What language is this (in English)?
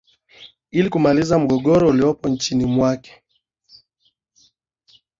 Swahili